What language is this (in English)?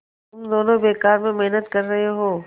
Hindi